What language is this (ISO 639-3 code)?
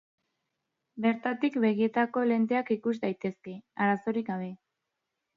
eus